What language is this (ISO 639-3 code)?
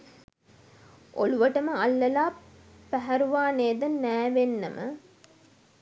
sin